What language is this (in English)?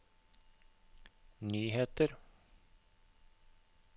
Norwegian